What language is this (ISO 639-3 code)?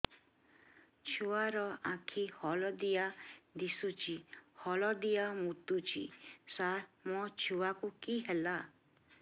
ori